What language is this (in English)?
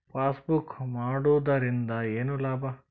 Kannada